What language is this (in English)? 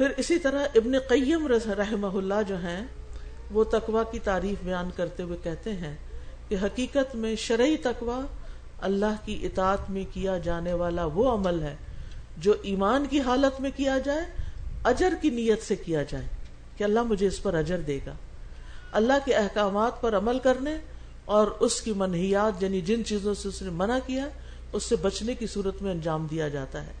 Urdu